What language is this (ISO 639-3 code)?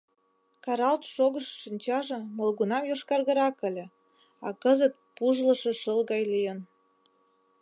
chm